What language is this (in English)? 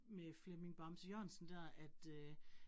Danish